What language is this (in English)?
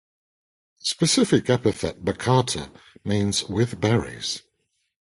English